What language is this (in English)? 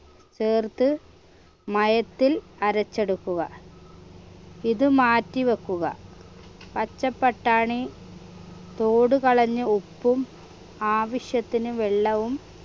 Malayalam